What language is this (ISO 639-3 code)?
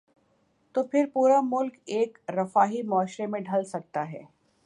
urd